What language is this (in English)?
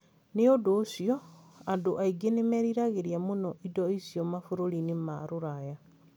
Kikuyu